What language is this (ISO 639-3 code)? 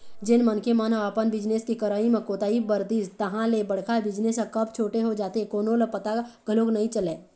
hne